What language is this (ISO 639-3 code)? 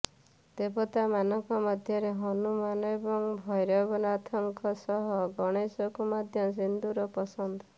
ori